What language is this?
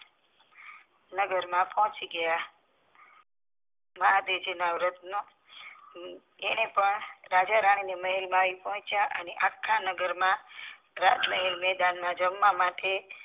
Gujarati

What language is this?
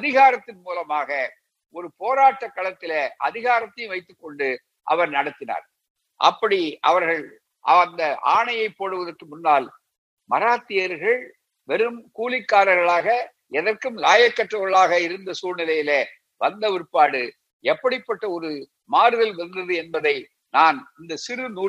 Tamil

